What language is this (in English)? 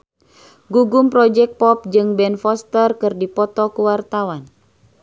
Sundanese